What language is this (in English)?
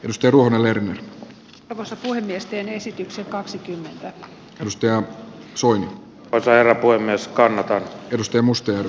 Finnish